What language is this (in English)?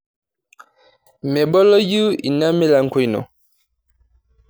Masai